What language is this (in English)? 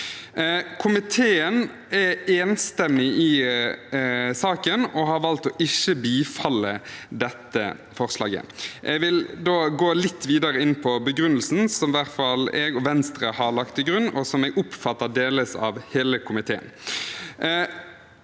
Norwegian